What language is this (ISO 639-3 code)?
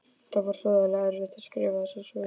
isl